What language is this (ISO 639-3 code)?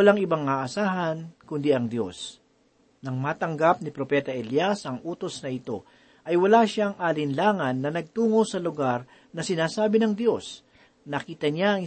fil